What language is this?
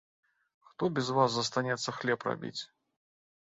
Belarusian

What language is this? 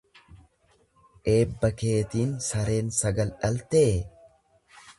Oromo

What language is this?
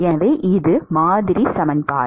Tamil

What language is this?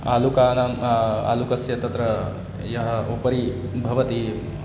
Sanskrit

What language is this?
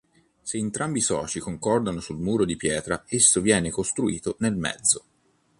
Italian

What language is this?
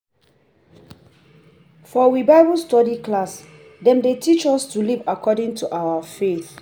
Nigerian Pidgin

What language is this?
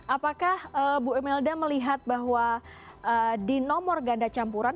Indonesian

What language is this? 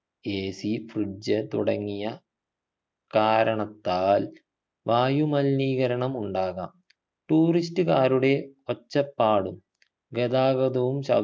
Malayalam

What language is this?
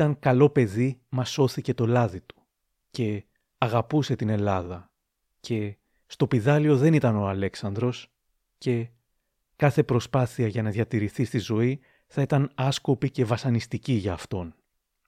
Greek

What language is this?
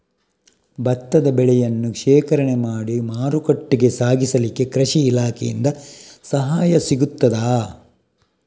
Kannada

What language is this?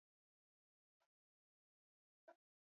Swahili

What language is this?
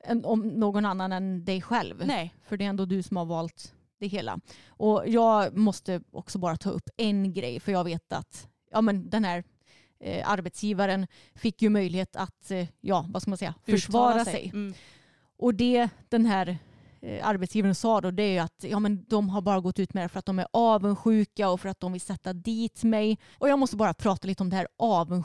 Swedish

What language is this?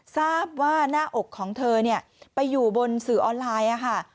Thai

